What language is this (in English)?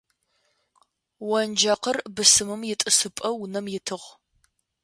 Adyghe